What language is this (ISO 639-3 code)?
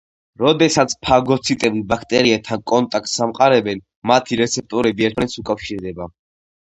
kat